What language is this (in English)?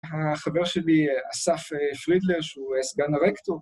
Hebrew